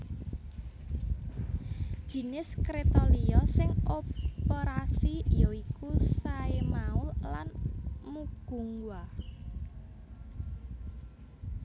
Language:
Javanese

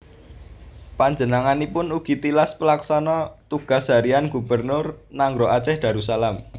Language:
Javanese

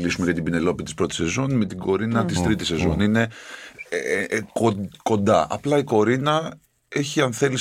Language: Greek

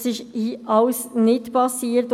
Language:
Swiss German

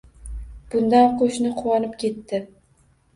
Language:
Uzbek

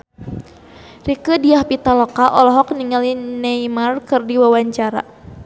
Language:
Sundanese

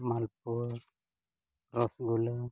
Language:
Santali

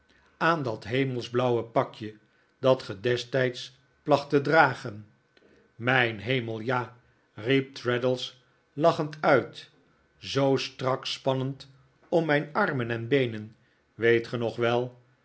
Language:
Dutch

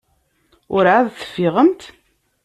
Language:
Kabyle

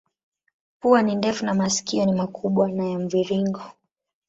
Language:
Swahili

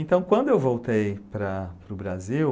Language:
Portuguese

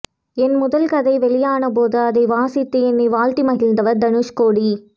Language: Tamil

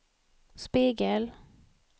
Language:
Swedish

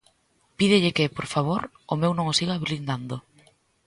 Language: Galician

